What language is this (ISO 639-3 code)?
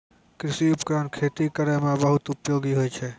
mai